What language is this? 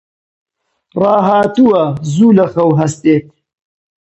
Central Kurdish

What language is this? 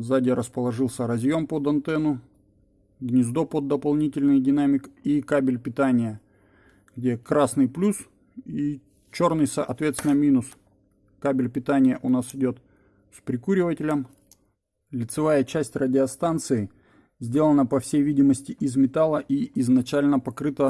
Russian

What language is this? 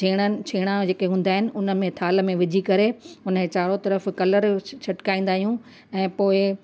Sindhi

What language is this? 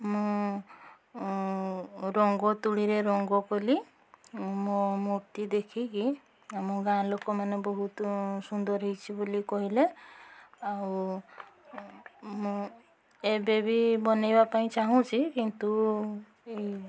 Odia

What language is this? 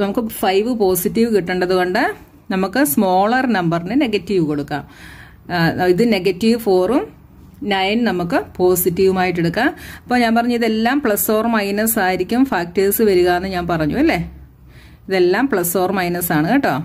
Malayalam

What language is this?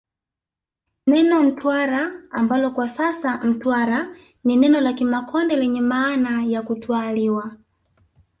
Swahili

